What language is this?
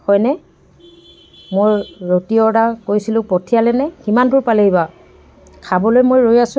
Assamese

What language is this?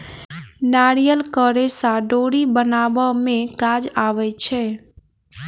Maithili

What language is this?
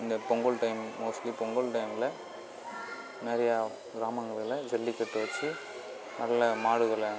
Tamil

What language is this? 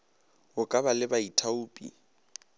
Northern Sotho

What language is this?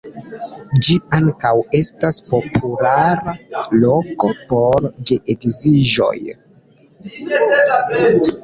Esperanto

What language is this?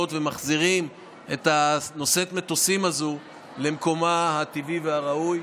Hebrew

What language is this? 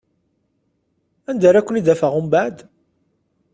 Kabyle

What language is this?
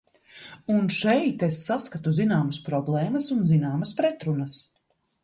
Latvian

